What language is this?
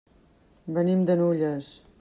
Catalan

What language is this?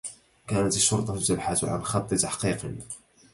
Arabic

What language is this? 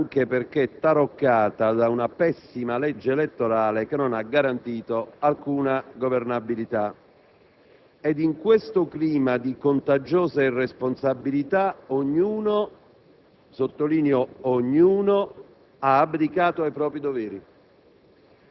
Italian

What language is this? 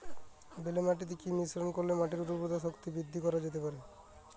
Bangla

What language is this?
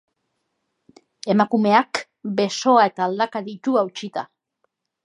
Basque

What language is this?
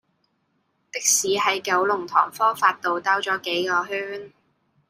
Cantonese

